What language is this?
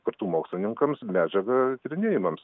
Lithuanian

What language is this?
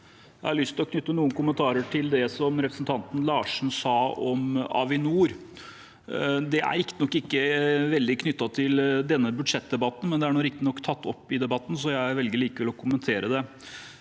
Norwegian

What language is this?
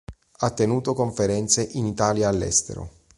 Italian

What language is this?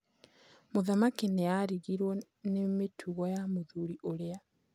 Kikuyu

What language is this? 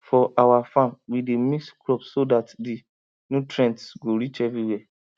Nigerian Pidgin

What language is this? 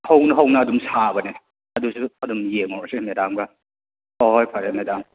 Manipuri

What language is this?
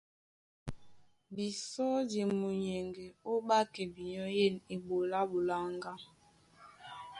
Duala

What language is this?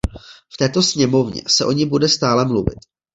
Czech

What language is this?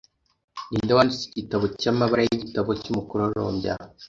Kinyarwanda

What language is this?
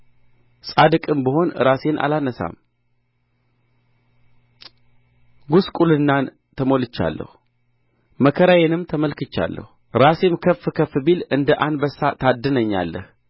Amharic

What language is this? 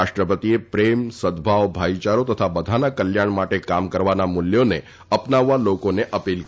Gujarati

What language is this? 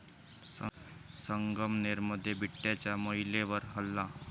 Marathi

